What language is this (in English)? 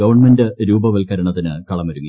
Malayalam